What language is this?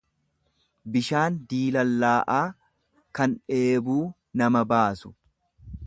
Oromo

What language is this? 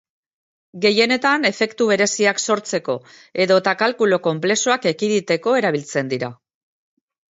Basque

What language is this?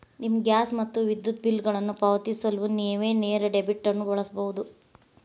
Kannada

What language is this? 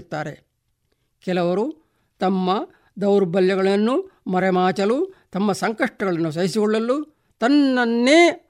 Kannada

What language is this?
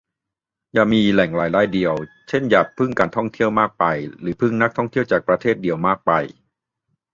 Thai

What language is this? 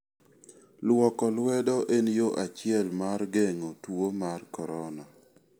Luo (Kenya and Tanzania)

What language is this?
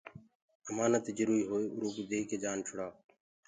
Gurgula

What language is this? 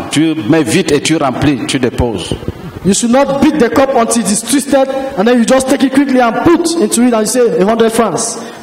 French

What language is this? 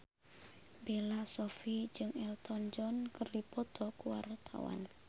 Sundanese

